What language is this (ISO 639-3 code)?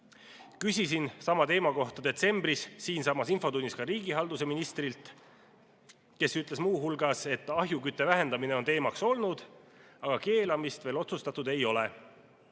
est